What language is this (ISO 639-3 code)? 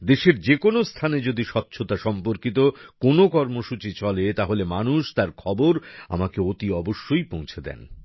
ben